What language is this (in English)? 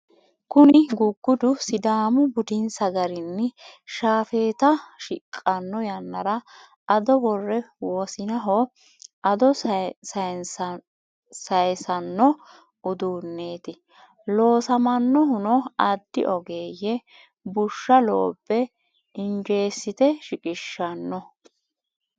Sidamo